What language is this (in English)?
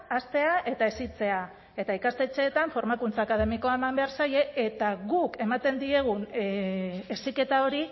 Basque